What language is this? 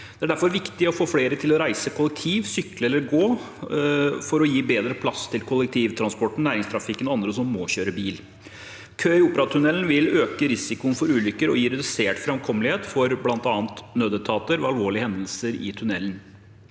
Norwegian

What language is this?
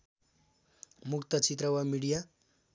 Nepali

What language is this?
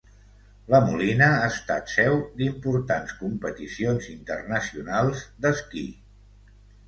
Catalan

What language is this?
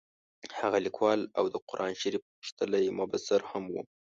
Pashto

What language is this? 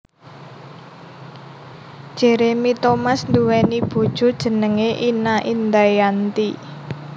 Javanese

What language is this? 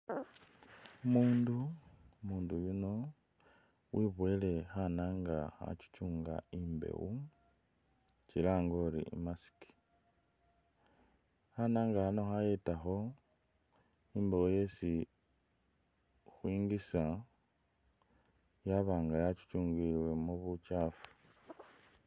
Masaaba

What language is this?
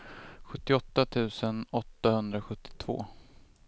Swedish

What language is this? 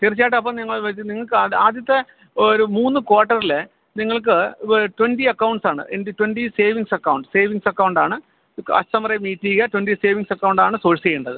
Malayalam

